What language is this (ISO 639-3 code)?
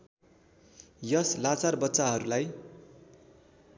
nep